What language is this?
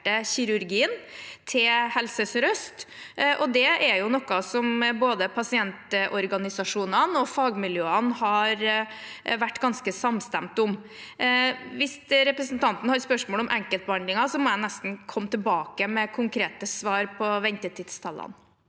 Norwegian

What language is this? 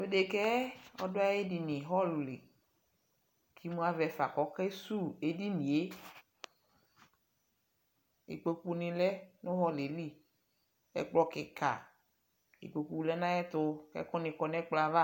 Ikposo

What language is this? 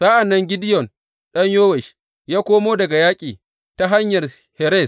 Hausa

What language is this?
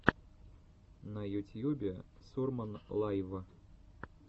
Russian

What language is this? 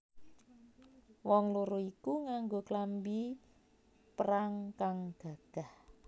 Javanese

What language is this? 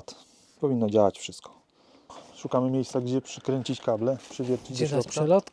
Polish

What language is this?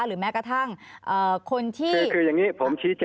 Thai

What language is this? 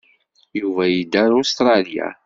Kabyle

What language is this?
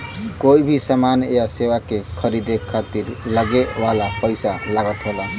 Bhojpuri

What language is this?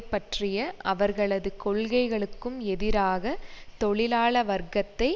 Tamil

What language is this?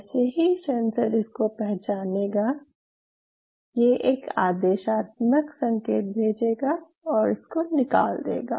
Hindi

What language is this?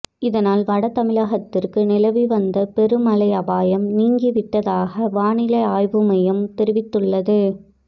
Tamil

